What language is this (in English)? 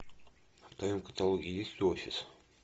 Russian